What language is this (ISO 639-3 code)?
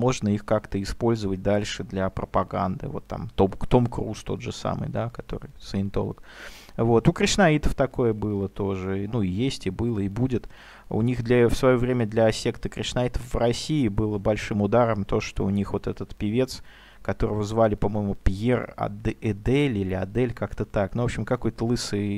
rus